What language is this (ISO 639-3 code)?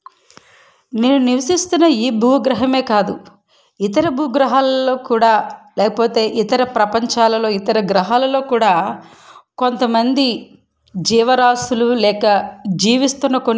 tel